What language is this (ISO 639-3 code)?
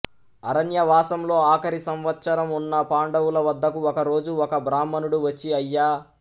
tel